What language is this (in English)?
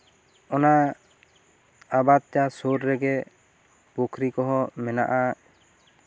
Santali